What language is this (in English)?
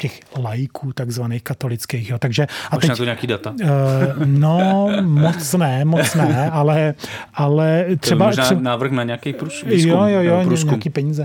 Czech